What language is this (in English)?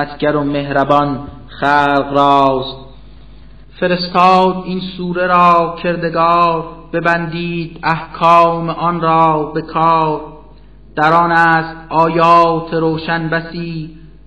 Persian